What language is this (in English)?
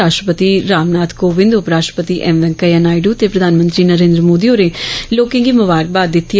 Dogri